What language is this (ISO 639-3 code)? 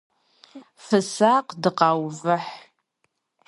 kbd